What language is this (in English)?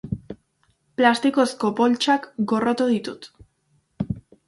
Basque